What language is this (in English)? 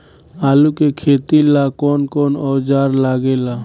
Bhojpuri